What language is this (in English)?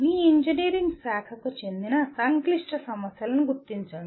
Telugu